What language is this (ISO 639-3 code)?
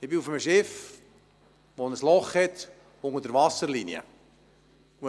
gsw